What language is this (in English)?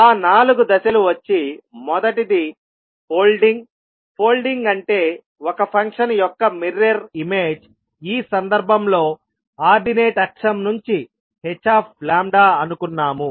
Telugu